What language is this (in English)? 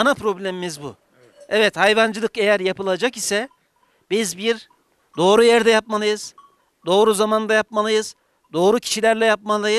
Turkish